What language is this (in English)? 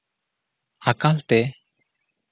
Santali